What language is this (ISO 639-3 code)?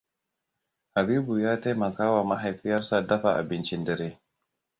hau